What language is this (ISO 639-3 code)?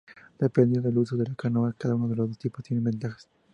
spa